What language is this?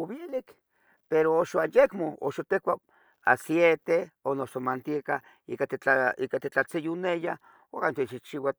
Tetelcingo Nahuatl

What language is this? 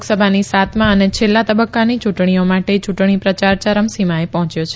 Gujarati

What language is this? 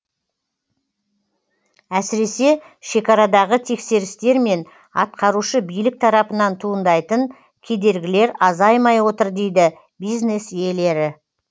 Kazakh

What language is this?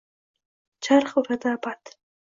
Uzbek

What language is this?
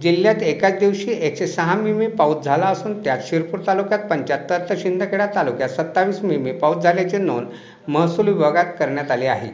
Marathi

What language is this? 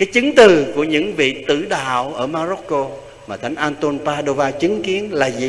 Vietnamese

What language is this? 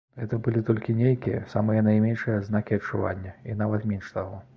Belarusian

